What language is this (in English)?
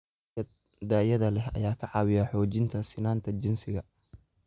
Somali